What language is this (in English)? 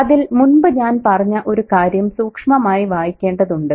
Malayalam